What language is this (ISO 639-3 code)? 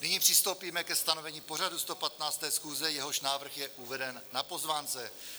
ces